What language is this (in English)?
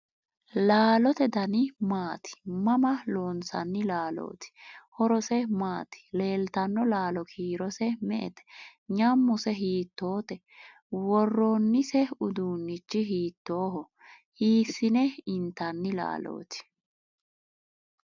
Sidamo